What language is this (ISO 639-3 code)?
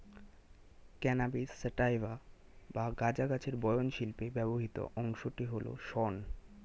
ben